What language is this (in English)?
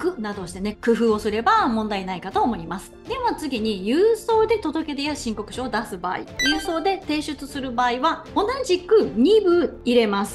Japanese